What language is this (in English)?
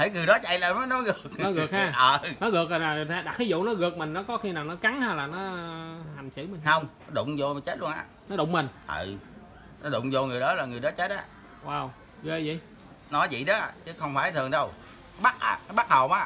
Vietnamese